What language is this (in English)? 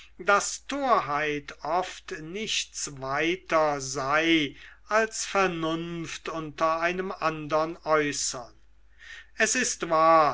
German